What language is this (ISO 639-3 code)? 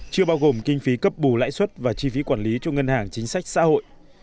vie